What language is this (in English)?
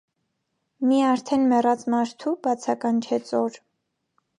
Armenian